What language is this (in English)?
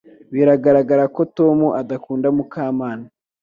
Kinyarwanda